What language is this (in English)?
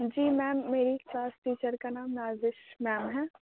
Urdu